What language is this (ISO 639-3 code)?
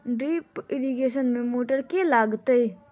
mai